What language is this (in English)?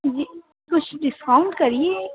Urdu